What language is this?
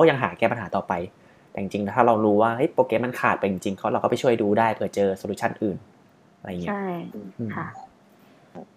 Thai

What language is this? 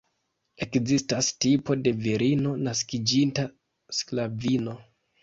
Esperanto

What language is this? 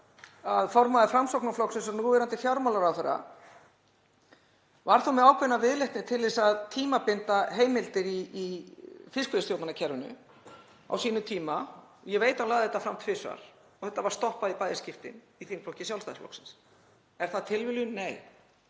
Icelandic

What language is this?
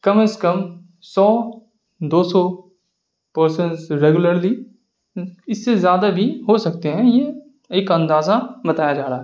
Urdu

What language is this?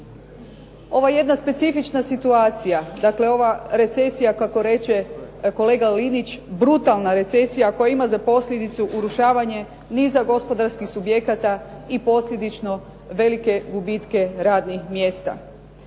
Croatian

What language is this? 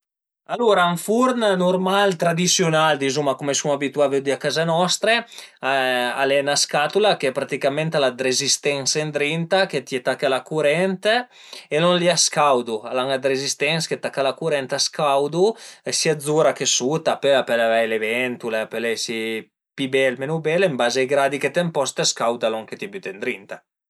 Piedmontese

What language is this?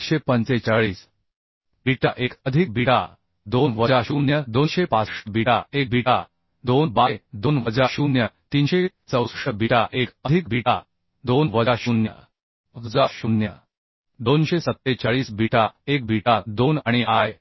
Marathi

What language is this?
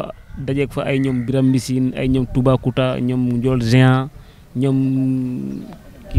Indonesian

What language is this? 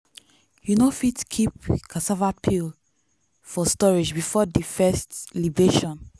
Nigerian Pidgin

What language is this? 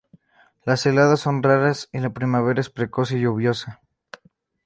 Spanish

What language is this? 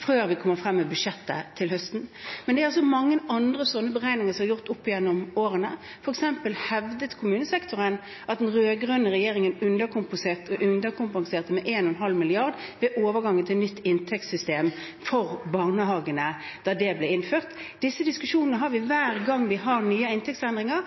Norwegian Bokmål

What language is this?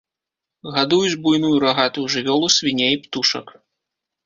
Belarusian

